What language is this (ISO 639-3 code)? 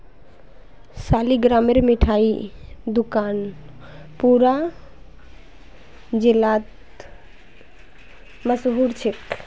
mag